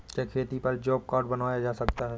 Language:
Hindi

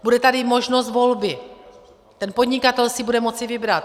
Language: Czech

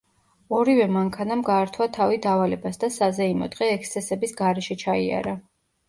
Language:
Georgian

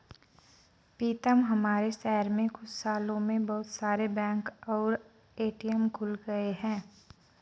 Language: Hindi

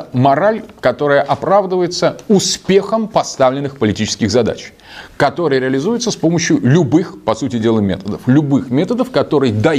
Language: Russian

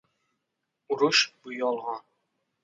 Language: Uzbek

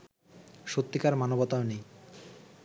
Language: Bangla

